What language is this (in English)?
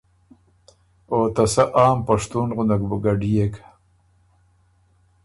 Ormuri